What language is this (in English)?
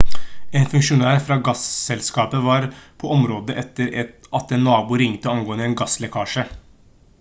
Norwegian Bokmål